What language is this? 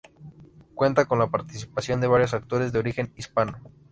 Spanish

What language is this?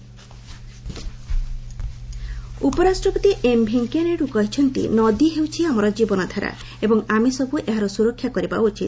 Odia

